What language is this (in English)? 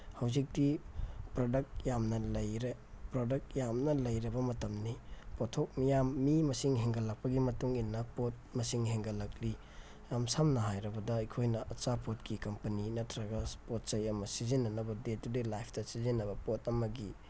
Manipuri